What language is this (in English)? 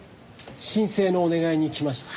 Japanese